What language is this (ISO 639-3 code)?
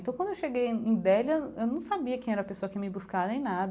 por